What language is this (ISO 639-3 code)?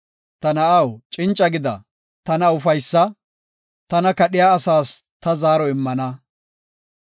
gof